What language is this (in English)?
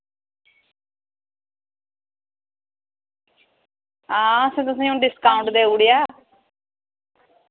Dogri